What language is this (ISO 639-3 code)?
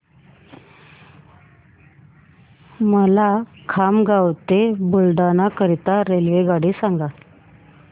mar